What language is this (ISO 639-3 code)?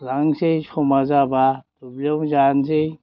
brx